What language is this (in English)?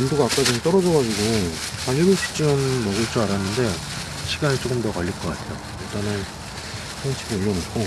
Korean